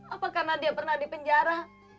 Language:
Indonesian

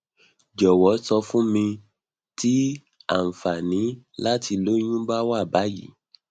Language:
Yoruba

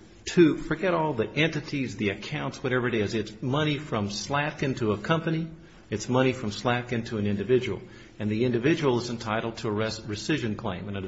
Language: English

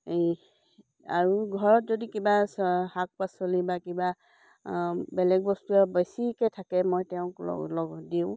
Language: Assamese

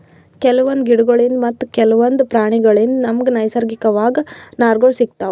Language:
Kannada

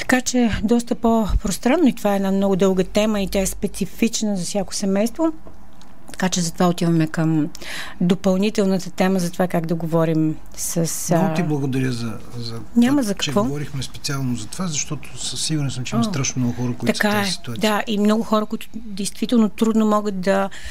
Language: Bulgarian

